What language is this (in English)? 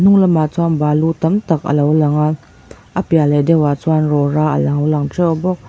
Mizo